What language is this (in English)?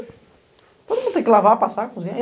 Portuguese